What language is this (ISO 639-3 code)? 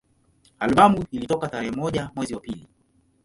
swa